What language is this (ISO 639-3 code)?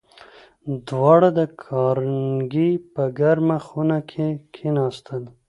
pus